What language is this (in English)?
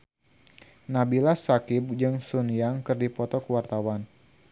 Sundanese